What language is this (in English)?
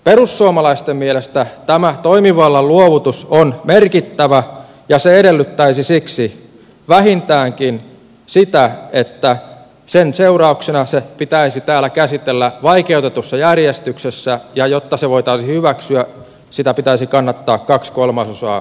Finnish